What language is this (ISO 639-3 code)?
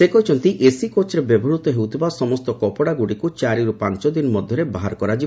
ori